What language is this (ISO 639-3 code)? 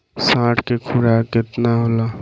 bho